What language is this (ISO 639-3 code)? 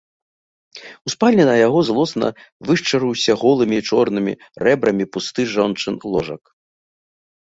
bel